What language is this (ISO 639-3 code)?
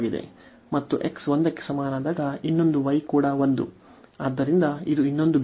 kan